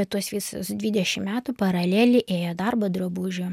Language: Lithuanian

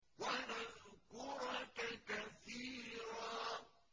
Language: Arabic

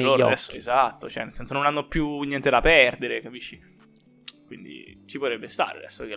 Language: Italian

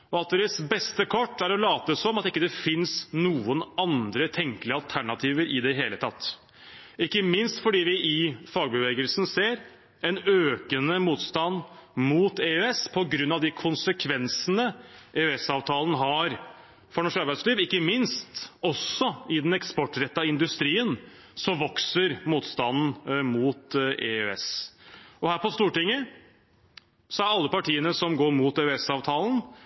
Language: Norwegian Bokmål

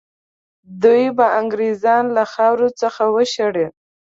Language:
Pashto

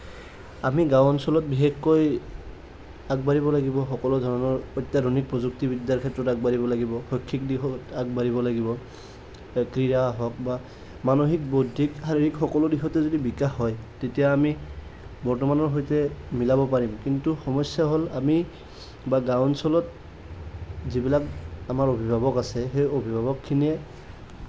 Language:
Assamese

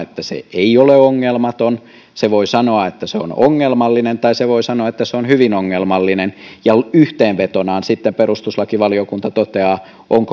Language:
Finnish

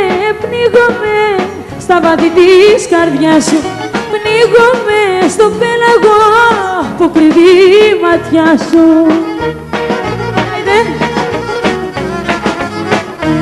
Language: Greek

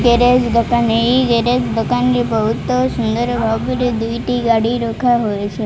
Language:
Odia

